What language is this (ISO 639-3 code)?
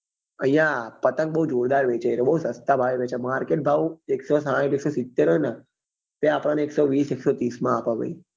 guj